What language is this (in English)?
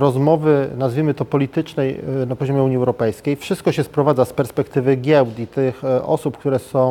Polish